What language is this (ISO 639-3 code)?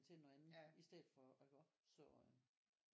dan